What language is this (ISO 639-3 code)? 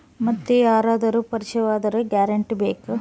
kan